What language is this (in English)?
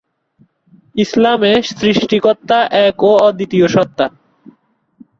Bangla